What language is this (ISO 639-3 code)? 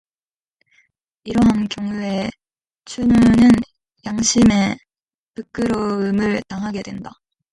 kor